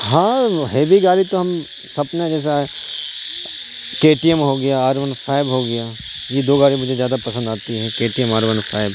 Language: Urdu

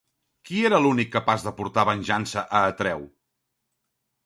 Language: Catalan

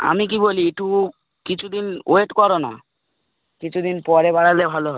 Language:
Bangla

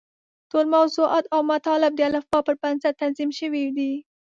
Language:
Pashto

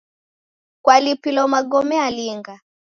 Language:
Taita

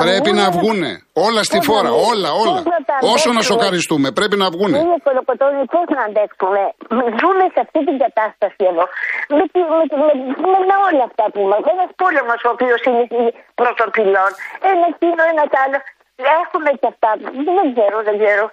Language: Greek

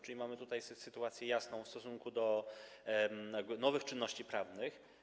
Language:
Polish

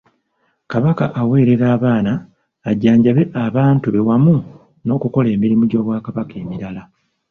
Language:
Ganda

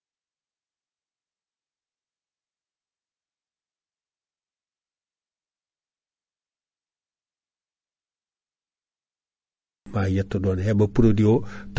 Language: Fula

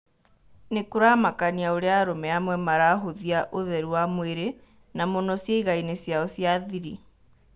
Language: Kikuyu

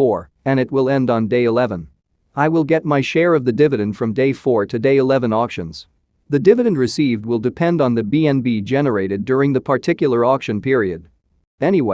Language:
English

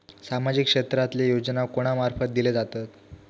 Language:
Marathi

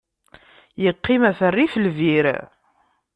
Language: Kabyle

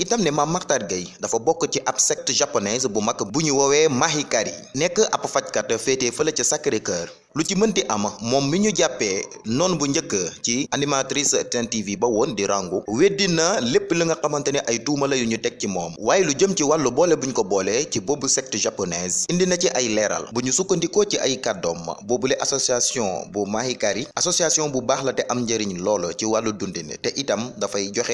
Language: French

